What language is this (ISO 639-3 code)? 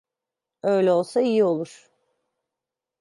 tur